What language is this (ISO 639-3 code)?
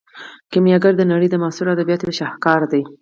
pus